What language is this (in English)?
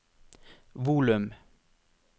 Norwegian